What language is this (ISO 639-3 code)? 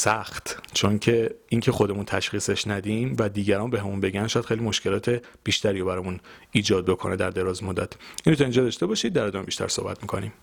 fas